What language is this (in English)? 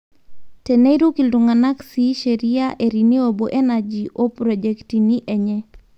Masai